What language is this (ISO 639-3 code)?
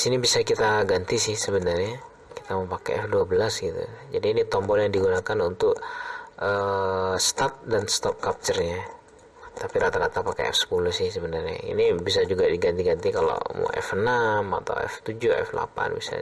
ind